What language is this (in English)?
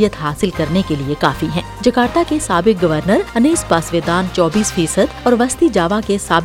Urdu